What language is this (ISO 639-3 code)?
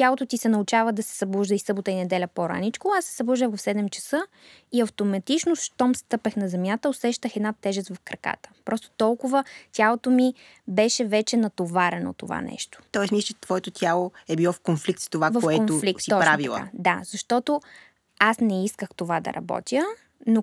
bul